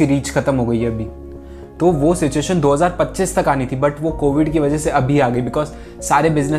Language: Hindi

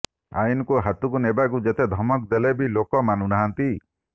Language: Odia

